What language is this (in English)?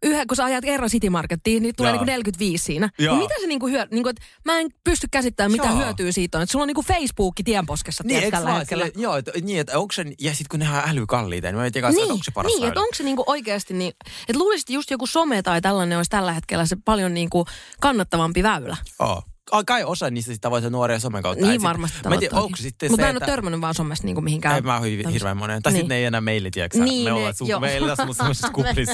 Finnish